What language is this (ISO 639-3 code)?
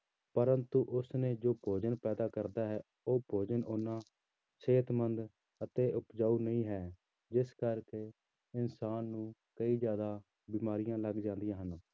pan